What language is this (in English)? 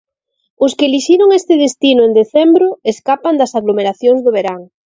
Galician